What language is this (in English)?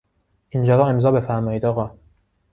Persian